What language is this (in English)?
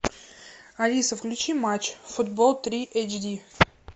Russian